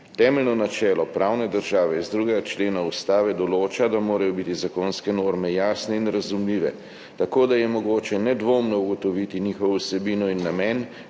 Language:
Slovenian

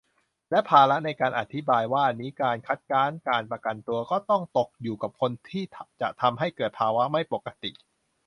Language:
Thai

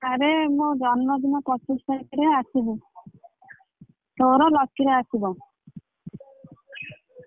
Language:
Odia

